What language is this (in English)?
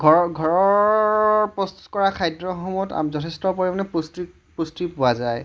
Assamese